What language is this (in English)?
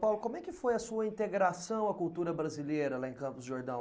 Portuguese